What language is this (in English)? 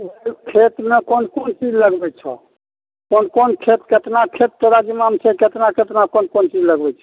Maithili